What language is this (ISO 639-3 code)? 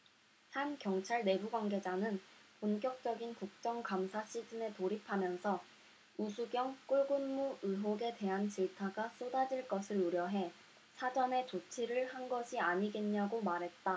kor